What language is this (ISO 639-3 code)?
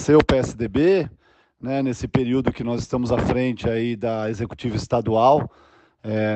por